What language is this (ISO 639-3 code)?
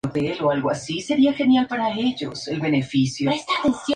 spa